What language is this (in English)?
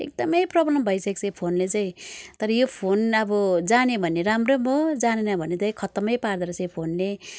Nepali